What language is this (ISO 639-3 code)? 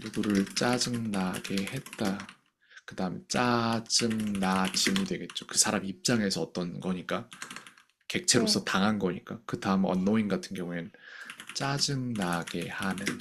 kor